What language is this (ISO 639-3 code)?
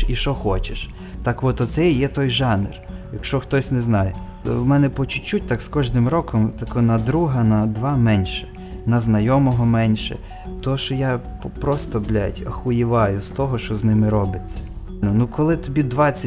ukr